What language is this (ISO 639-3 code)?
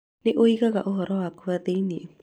kik